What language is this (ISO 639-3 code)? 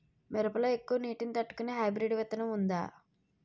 tel